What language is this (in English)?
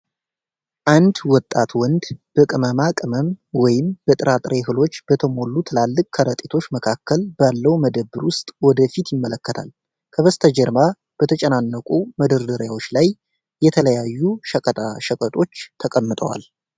Amharic